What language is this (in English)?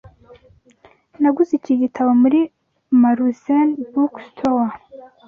Kinyarwanda